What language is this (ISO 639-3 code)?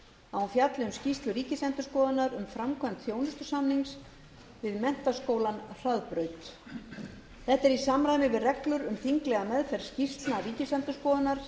isl